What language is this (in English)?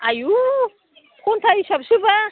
Bodo